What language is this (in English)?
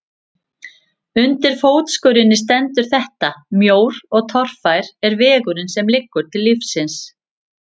Icelandic